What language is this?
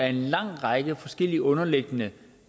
Danish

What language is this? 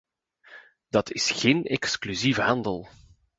Dutch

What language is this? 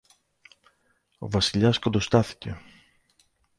Greek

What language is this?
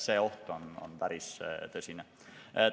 Estonian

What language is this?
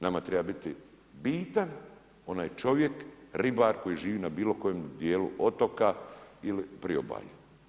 Croatian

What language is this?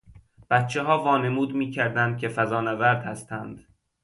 Persian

